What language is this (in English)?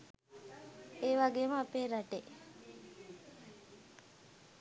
Sinhala